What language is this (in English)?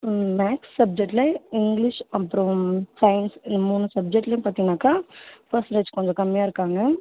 Tamil